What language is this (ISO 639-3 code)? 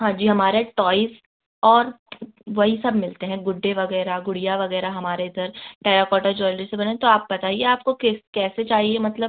hin